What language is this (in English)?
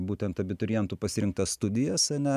Lithuanian